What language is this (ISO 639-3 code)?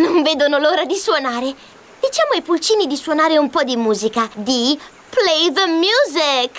ita